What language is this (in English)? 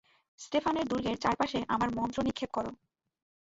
Bangla